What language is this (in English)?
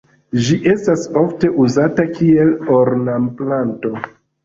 Esperanto